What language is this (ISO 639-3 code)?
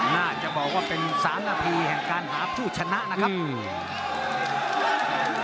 tha